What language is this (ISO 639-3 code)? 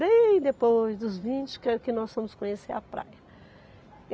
por